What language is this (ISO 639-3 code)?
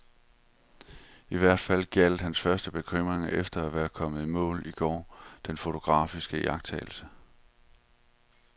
dan